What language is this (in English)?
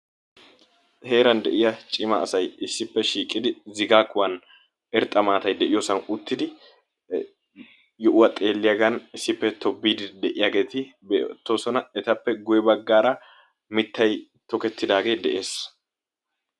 Wolaytta